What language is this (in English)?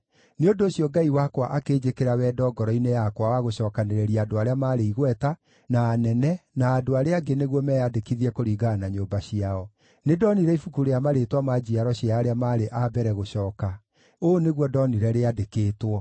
Kikuyu